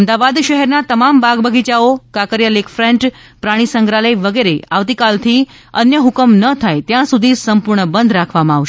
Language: Gujarati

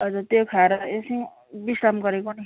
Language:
Nepali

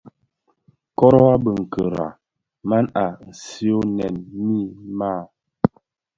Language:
Bafia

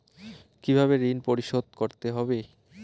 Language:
Bangla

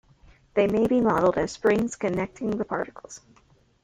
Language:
English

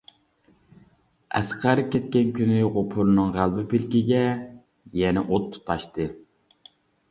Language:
Uyghur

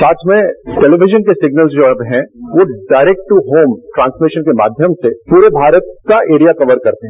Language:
Hindi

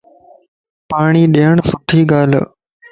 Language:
Lasi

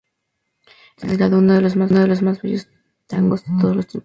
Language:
Spanish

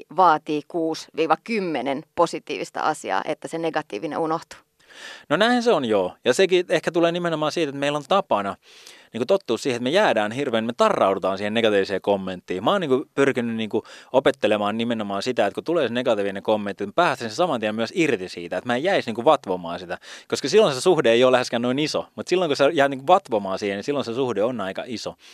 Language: Finnish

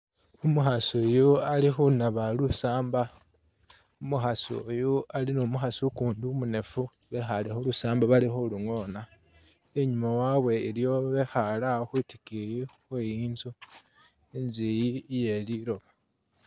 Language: Masaaba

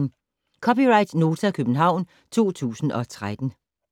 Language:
Danish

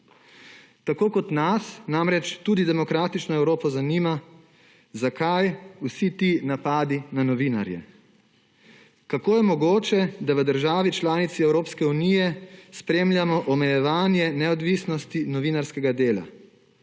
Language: Slovenian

